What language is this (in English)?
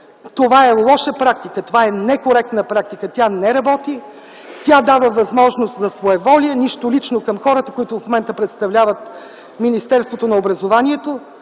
Bulgarian